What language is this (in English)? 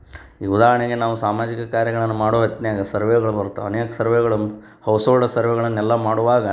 Kannada